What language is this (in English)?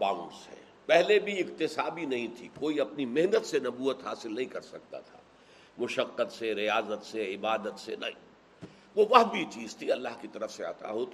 Urdu